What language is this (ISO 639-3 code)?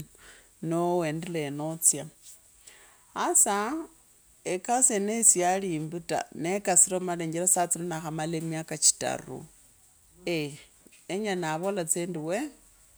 lkb